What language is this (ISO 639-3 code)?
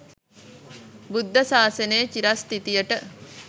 sin